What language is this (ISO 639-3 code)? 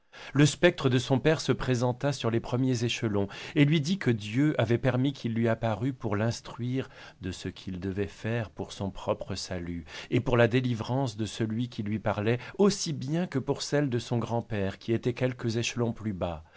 fra